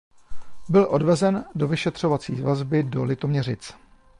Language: Czech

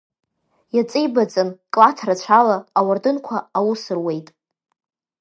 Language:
Abkhazian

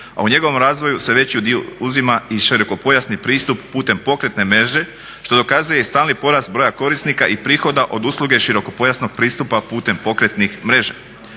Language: Croatian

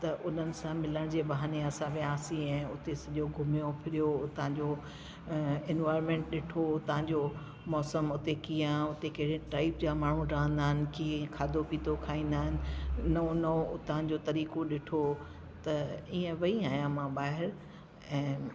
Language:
Sindhi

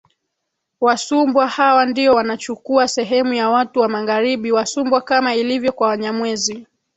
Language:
Swahili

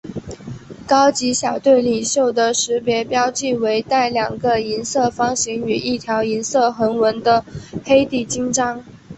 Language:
Chinese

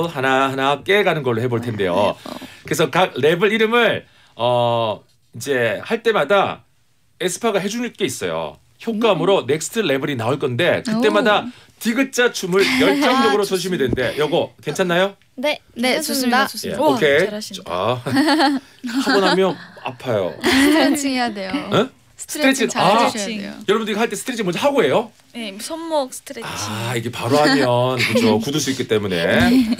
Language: Korean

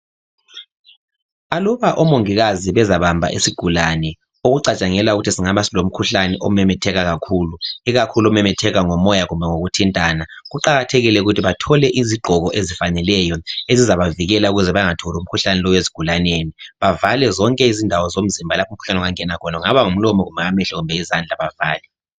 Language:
North Ndebele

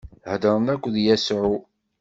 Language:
Kabyle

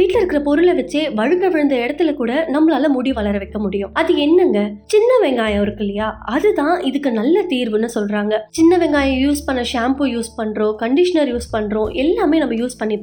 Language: Tamil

